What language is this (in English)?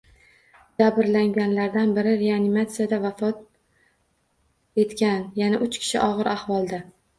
Uzbek